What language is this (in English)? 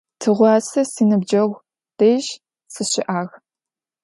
Adyghe